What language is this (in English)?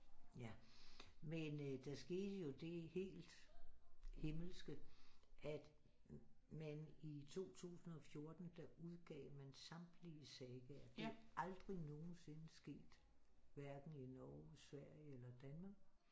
Danish